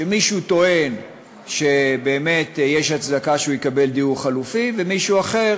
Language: Hebrew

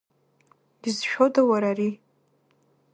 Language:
Abkhazian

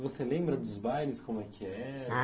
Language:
Portuguese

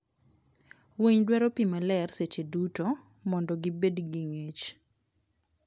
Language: Luo (Kenya and Tanzania)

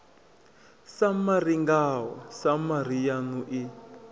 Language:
Venda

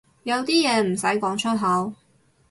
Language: Cantonese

